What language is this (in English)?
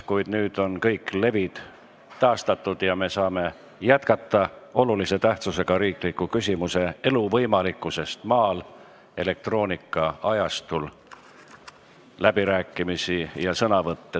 Estonian